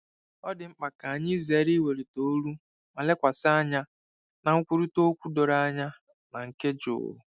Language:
Igbo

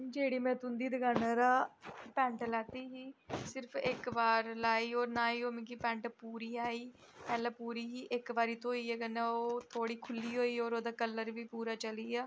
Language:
Dogri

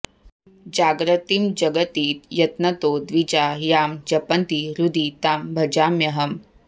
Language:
Sanskrit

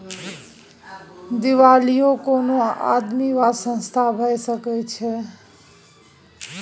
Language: Maithili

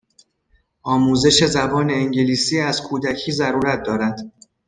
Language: Persian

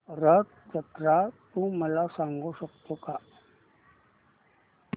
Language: Marathi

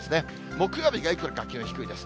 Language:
Japanese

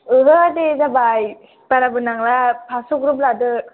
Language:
Bodo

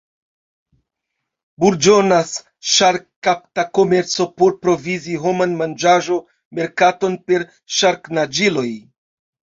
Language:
Esperanto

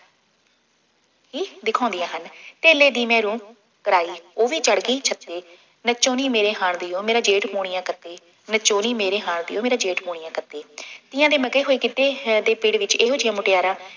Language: Punjabi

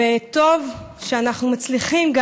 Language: Hebrew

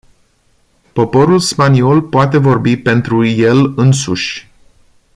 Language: Romanian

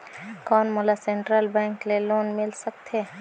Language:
Chhattisgarhi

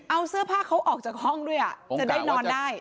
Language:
Thai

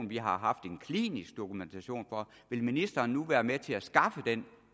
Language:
Danish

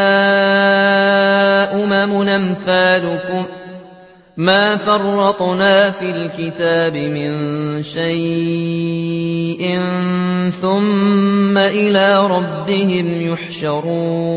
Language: Arabic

